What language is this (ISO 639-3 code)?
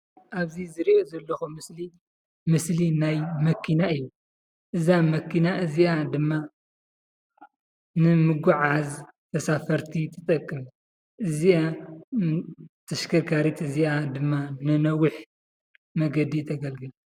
tir